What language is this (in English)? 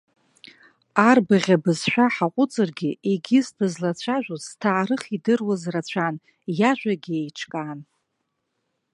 Abkhazian